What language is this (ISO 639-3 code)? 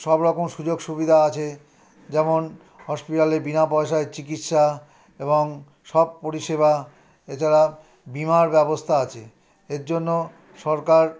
ben